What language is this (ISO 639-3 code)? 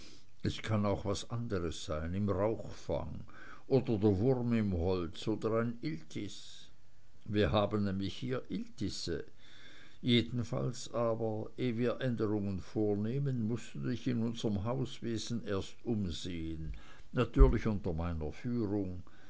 deu